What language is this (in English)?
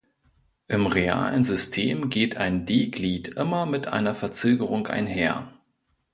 German